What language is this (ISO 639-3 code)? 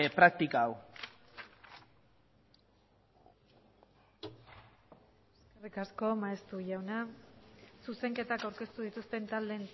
eus